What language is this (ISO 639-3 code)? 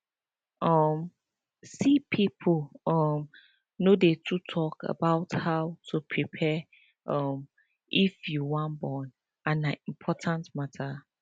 pcm